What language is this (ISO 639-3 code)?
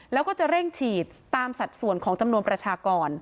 tha